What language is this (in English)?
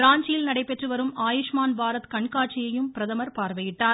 Tamil